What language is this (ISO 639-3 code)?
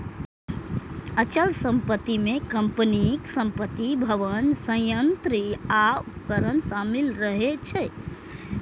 mai